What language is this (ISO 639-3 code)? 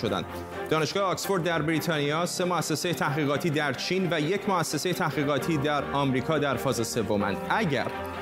fas